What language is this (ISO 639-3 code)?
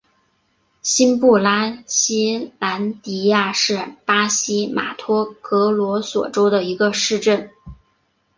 zho